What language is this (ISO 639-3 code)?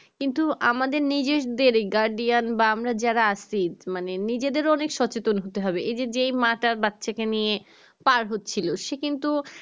ben